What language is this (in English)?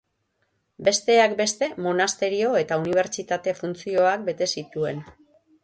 Basque